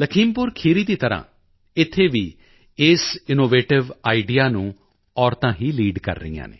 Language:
Punjabi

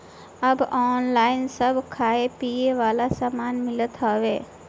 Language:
Bhojpuri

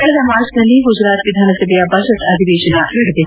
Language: Kannada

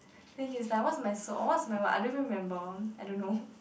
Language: English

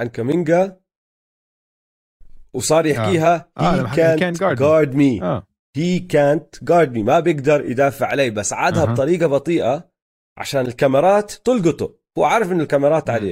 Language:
Arabic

